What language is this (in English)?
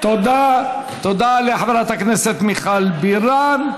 Hebrew